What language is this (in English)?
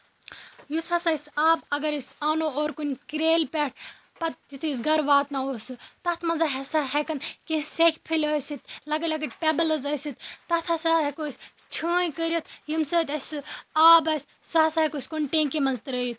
Kashmiri